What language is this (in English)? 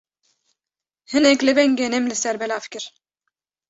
Kurdish